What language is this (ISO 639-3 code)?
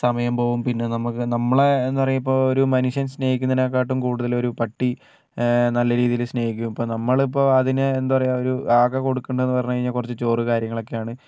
mal